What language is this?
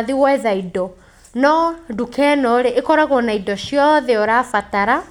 Kikuyu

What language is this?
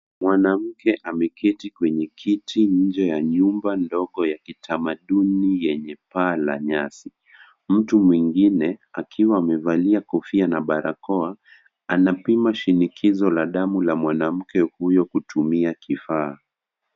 Swahili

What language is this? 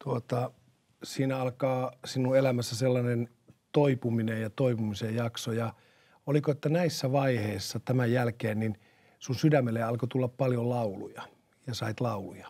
Finnish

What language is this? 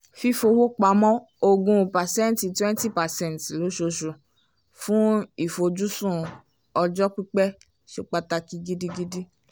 Yoruba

